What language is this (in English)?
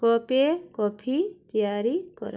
Odia